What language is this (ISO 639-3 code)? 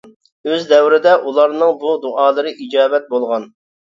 uig